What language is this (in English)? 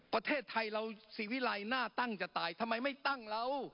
Thai